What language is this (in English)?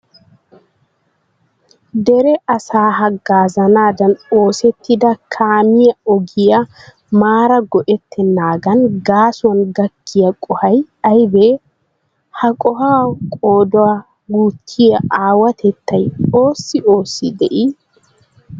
Wolaytta